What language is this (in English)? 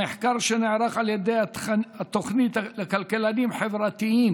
Hebrew